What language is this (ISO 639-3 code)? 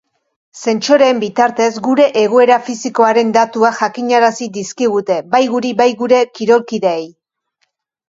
eus